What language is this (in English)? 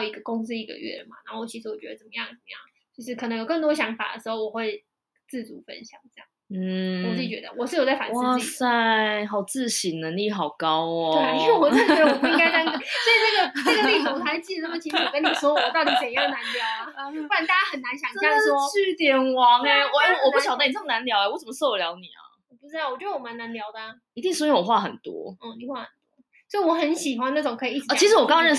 Chinese